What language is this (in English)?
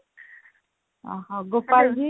Odia